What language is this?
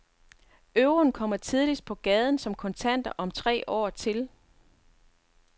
Danish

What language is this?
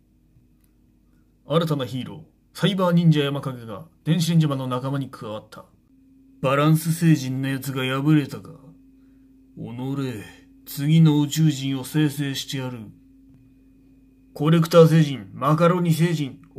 Japanese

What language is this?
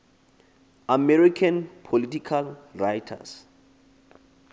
Xhosa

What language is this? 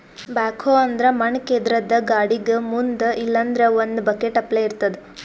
Kannada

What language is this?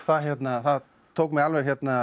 Icelandic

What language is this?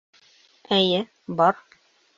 Bashkir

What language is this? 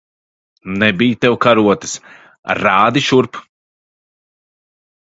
Latvian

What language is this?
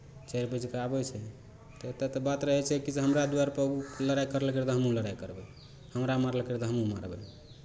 Maithili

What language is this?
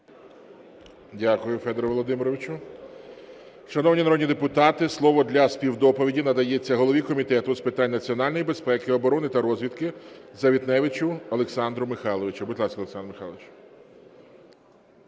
Ukrainian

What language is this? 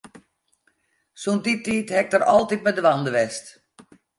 Western Frisian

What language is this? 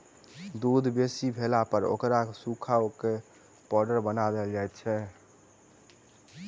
Maithili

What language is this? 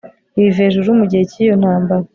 Kinyarwanda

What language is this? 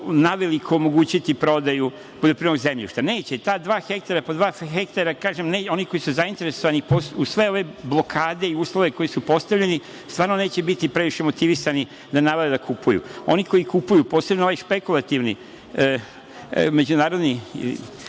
Serbian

